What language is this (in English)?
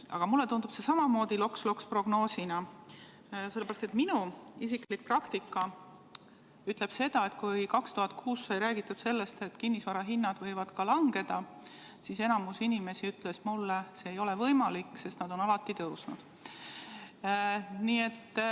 Estonian